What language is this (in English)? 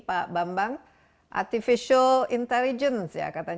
Indonesian